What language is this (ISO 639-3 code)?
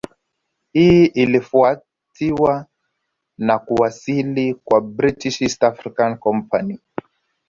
swa